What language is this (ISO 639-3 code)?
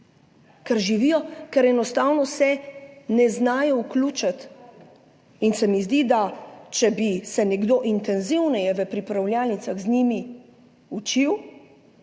slv